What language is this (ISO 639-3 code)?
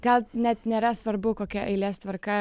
lit